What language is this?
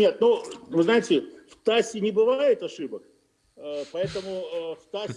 Russian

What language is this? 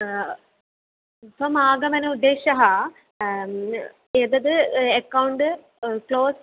Sanskrit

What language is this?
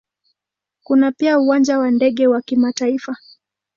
Swahili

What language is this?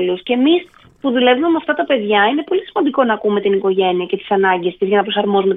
Greek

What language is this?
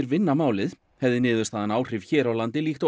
Icelandic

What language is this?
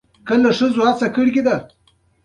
Pashto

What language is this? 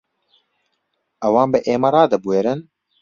Central Kurdish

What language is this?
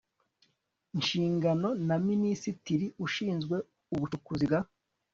Kinyarwanda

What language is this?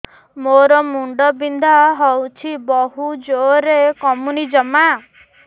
Odia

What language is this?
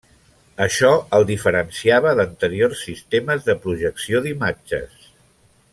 Catalan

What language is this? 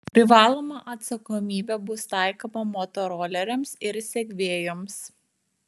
Lithuanian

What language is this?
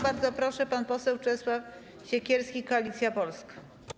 Polish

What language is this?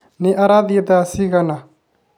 Kikuyu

